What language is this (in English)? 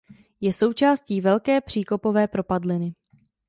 Czech